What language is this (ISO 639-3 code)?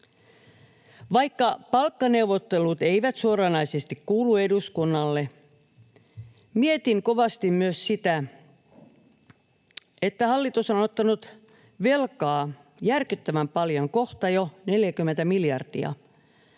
fin